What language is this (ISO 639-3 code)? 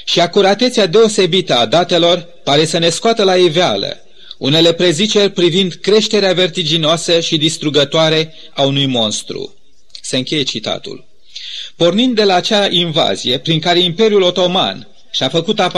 ron